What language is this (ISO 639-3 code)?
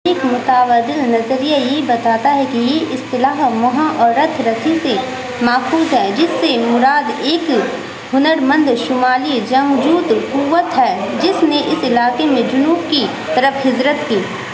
urd